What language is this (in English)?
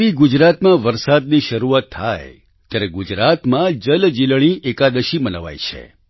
Gujarati